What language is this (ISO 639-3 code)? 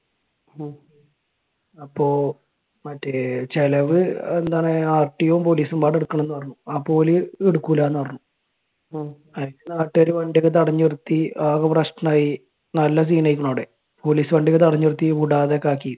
mal